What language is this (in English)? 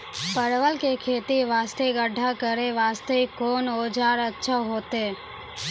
Maithili